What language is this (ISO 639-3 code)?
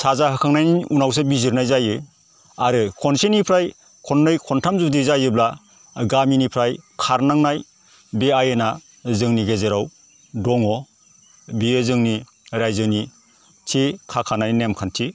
brx